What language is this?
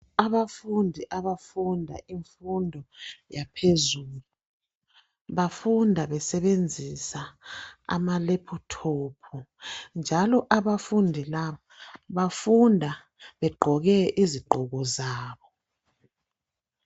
North Ndebele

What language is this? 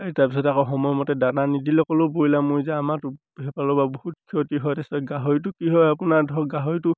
Assamese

